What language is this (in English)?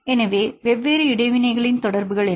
Tamil